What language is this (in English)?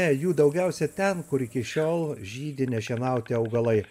Lithuanian